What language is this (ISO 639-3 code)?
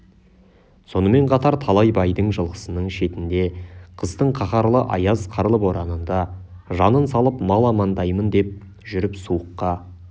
kaz